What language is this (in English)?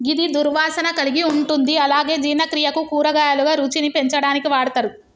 Telugu